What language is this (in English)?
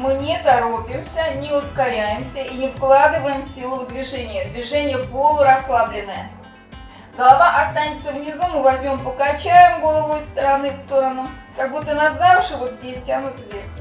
Russian